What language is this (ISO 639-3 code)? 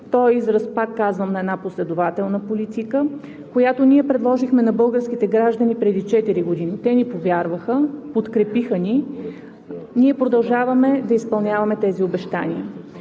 bul